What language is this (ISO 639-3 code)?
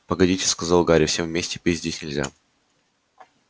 rus